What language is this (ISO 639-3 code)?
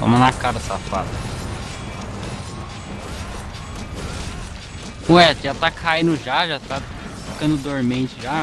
por